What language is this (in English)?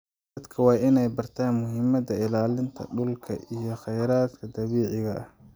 Somali